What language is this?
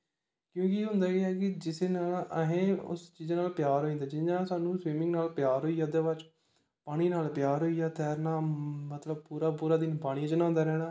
Dogri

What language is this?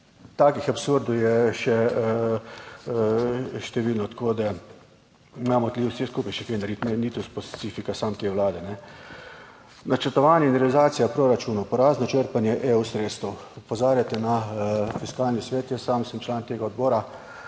Slovenian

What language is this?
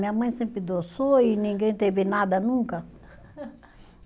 Portuguese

